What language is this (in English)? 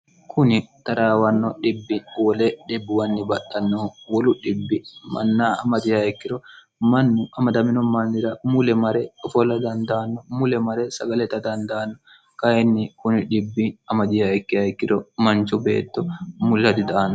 Sidamo